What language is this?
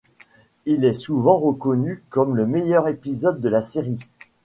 French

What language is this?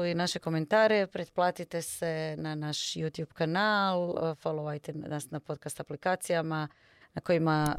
Croatian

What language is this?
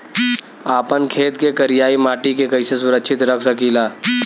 Bhojpuri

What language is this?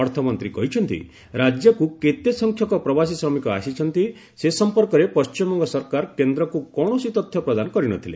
Odia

